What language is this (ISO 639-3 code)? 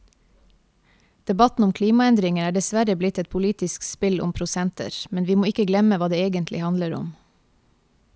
nor